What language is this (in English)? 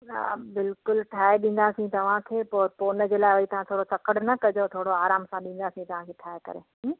Sindhi